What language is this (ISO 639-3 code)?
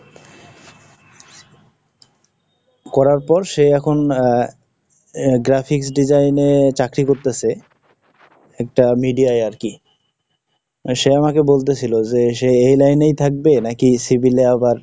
ben